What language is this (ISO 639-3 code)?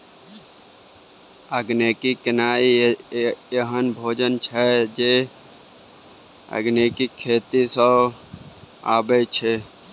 mai